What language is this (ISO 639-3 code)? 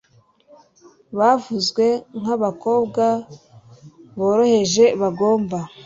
kin